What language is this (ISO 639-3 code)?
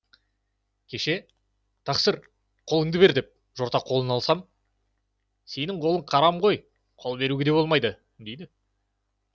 kaz